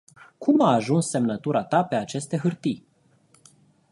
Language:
Romanian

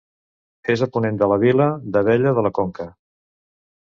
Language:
Catalan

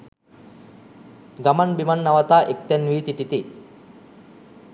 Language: Sinhala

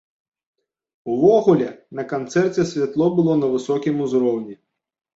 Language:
Belarusian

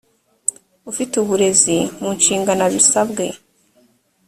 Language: Kinyarwanda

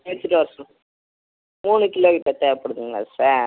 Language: Tamil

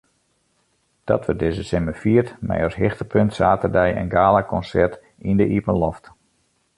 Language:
Western Frisian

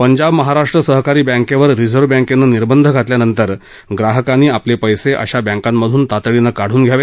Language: Marathi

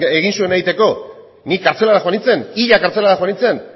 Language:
Basque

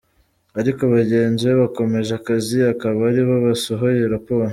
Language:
Kinyarwanda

